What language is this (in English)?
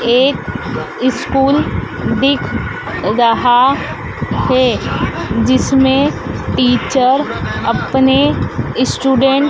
Hindi